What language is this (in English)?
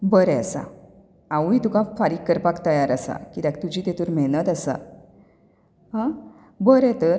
Konkani